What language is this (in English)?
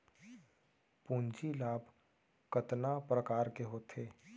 Chhattisgarhi